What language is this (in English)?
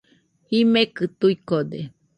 Nüpode Huitoto